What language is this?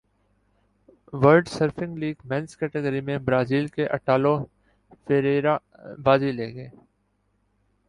Urdu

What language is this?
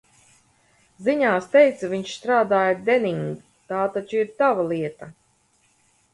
Latvian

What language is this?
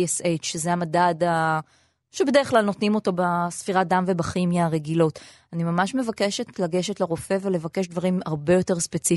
Hebrew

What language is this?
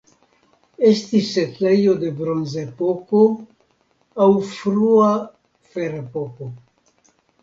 Esperanto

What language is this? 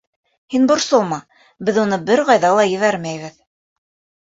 Bashkir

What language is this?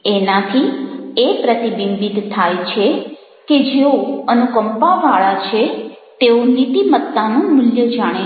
Gujarati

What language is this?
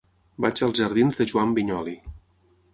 Catalan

